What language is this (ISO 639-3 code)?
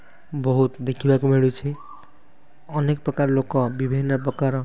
ori